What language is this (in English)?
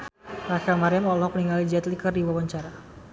Sundanese